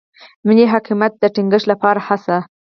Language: Pashto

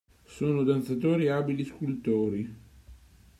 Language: Italian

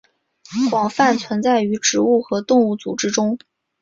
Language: Chinese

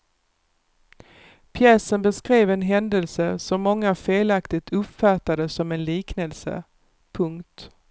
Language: Swedish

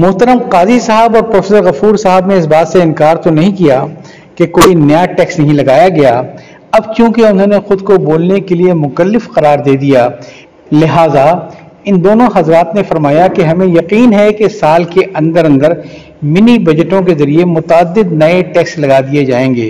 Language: Urdu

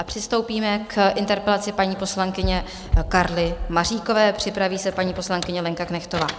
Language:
Czech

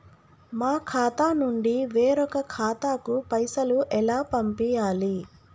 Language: Telugu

